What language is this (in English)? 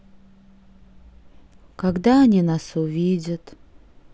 Russian